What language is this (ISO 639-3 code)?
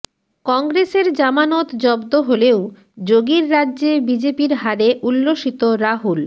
ben